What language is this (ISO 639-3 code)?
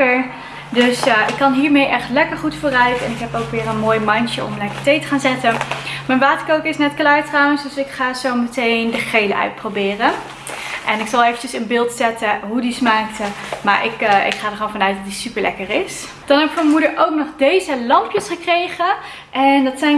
nld